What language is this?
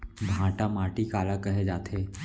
Chhattisgarhi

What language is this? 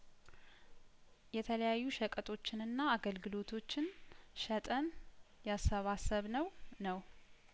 Amharic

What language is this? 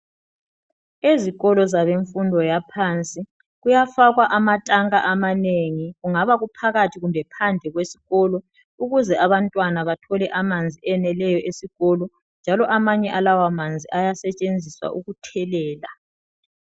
North Ndebele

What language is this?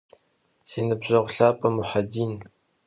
Kabardian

